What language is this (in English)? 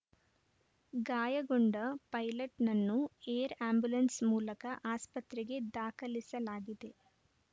Kannada